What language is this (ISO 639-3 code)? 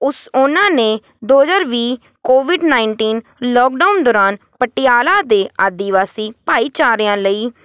pan